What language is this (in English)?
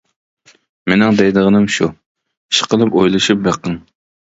Uyghur